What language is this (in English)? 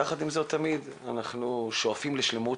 Hebrew